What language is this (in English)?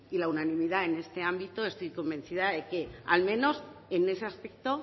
Spanish